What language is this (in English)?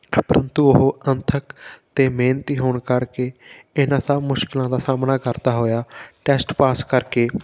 Punjabi